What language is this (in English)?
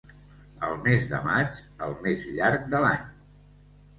Catalan